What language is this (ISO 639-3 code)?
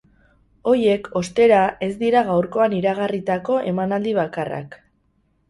eus